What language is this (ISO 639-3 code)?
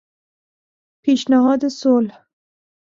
fas